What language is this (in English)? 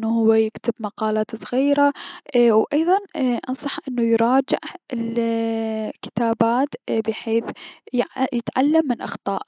Mesopotamian Arabic